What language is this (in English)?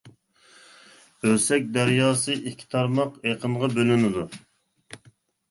Uyghur